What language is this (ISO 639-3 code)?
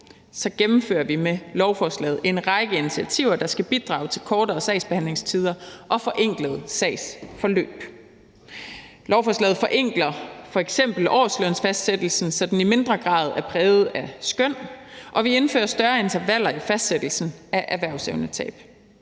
dan